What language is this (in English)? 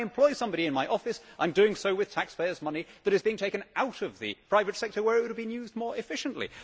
English